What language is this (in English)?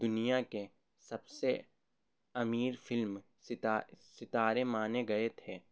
Urdu